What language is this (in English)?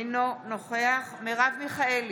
Hebrew